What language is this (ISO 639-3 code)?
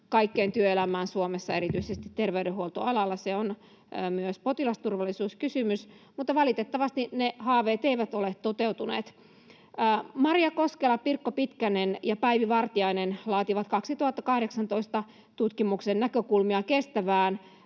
fin